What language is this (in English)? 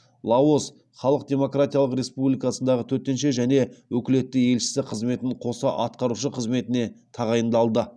Kazakh